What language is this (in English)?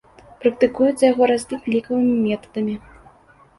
Belarusian